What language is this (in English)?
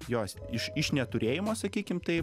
Lithuanian